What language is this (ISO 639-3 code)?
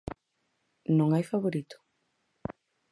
glg